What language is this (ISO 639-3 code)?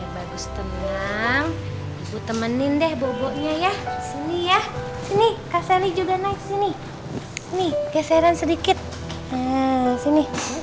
ind